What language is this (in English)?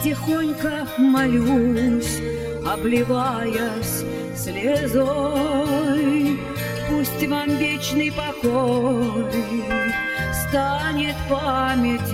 Russian